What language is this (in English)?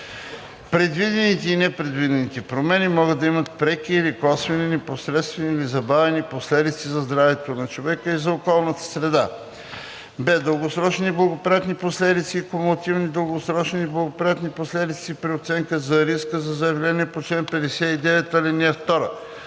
Bulgarian